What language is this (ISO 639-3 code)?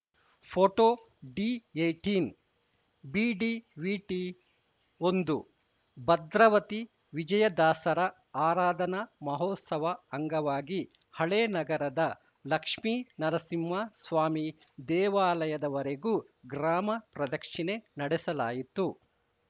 kan